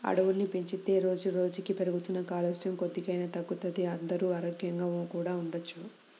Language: Telugu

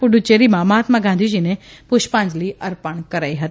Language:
Gujarati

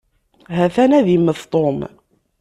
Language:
Kabyle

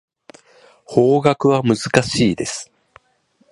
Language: Japanese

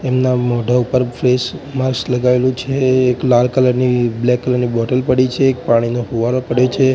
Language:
Gujarati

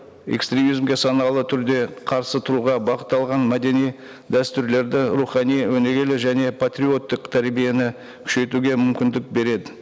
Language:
Kazakh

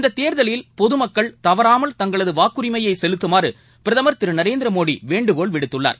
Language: Tamil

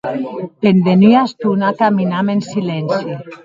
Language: Occitan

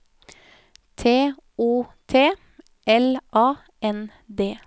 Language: Norwegian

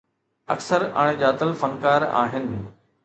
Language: Sindhi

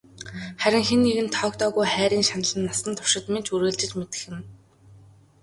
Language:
Mongolian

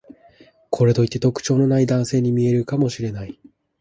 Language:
Japanese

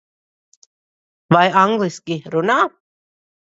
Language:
Latvian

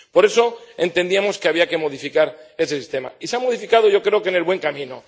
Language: Spanish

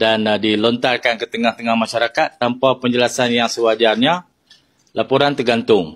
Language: Malay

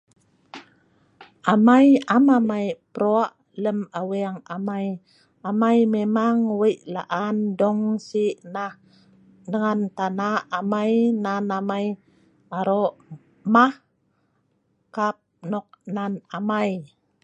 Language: Sa'ban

